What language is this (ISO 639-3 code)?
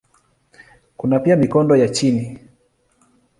swa